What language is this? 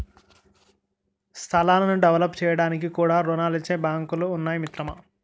Telugu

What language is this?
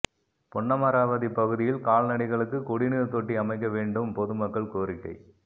Tamil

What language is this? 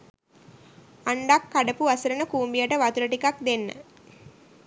Sinhala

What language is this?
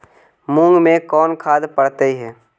Magahi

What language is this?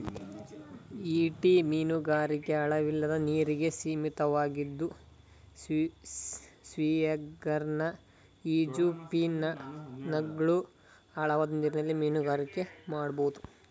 Kannada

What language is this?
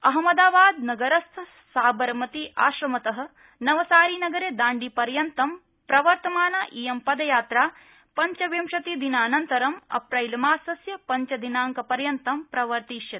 Sanskrit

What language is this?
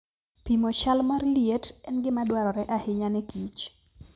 Luo (Kenya and Tanzania)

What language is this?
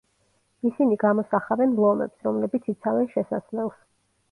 Georgian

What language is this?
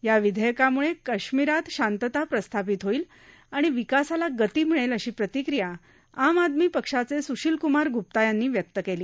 Marathi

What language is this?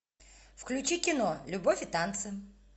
Russian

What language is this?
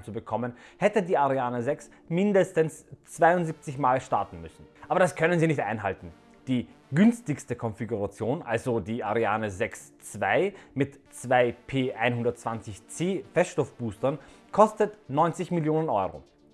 German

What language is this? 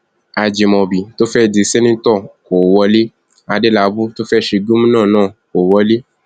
Yoruba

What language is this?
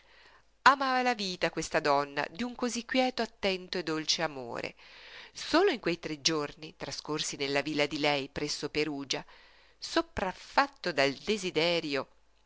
Italian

